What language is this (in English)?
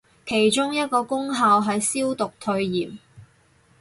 Cantonese